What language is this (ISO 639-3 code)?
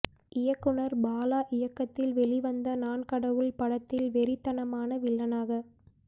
tam